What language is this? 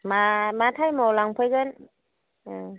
Bodo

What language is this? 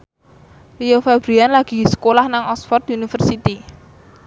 Javanese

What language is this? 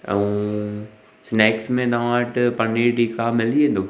Sindhi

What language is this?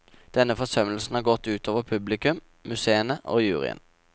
Norwegian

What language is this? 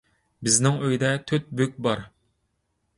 Uyghur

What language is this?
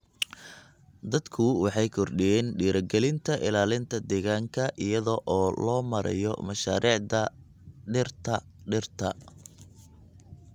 Somali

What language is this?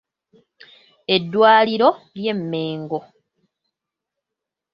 Ganda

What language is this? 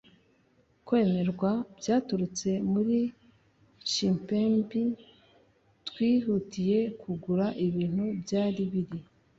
Kinyarwanda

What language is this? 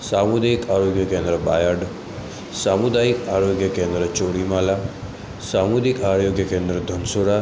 Gujarati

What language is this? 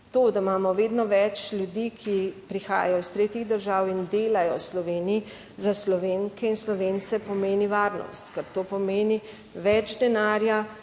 Slovenian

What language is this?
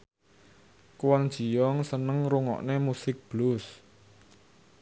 Javanese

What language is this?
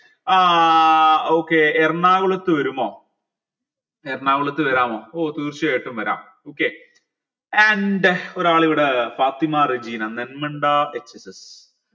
Malayalam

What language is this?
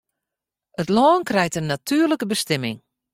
Western Frisian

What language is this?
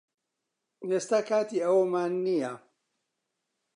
Central Kurdish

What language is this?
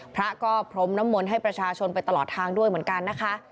Thai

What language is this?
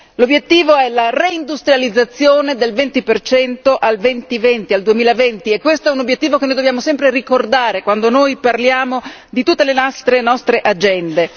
Italian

